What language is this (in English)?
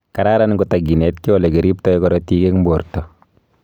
Kalenjin